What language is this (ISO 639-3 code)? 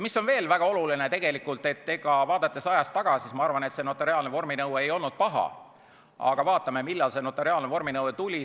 est